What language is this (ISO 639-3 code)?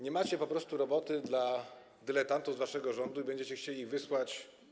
pol